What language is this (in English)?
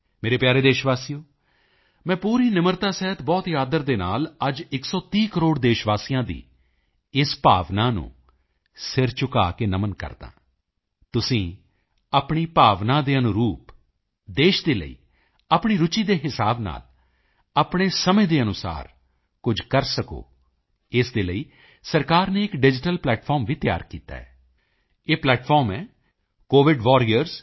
Punjabi